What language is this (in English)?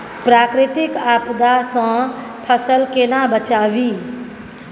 Maithili